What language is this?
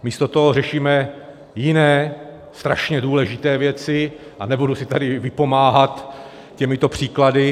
Czech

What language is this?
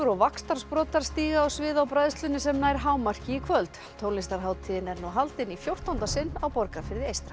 Icelandic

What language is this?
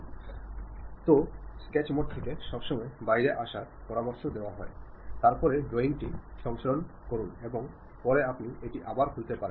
Bangla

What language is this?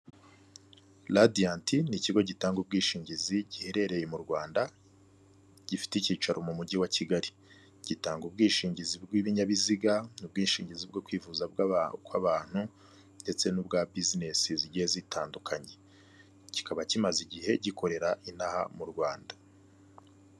Kinyarwanda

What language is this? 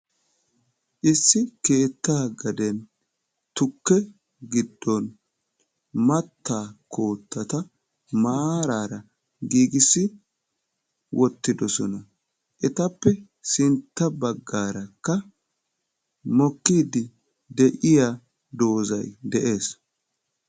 Wolaytta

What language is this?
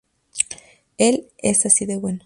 Spanish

